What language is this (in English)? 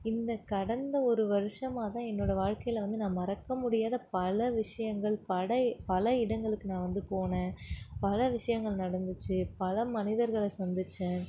Tamil